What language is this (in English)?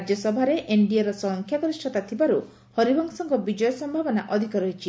Odia